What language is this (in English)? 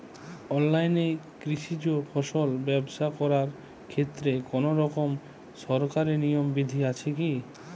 Bangla